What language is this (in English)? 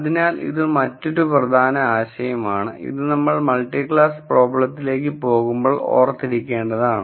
Malayalam